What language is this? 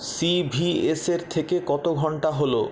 Bangla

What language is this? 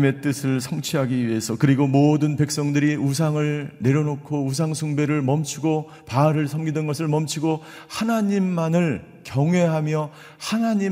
Korean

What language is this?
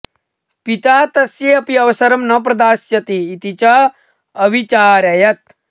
Sanskrit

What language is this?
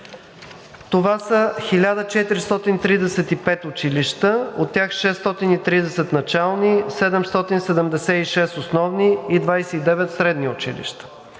Bulgarian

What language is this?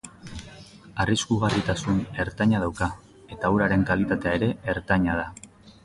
Basque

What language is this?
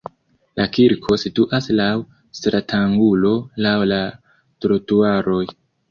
Esperanto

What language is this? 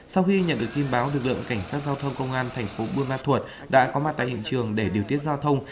Vietnamese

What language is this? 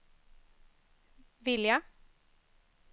Swedish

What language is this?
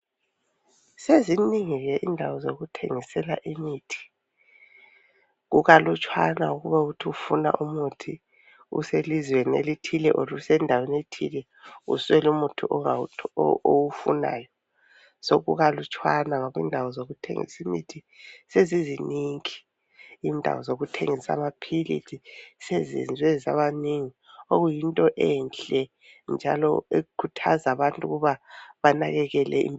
North Ndebele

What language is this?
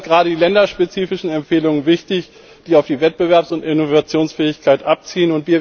German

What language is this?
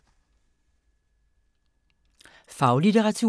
Danish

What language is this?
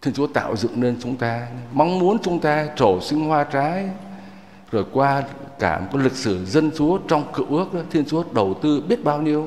Vietnamese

